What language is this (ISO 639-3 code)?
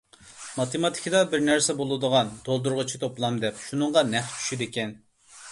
uig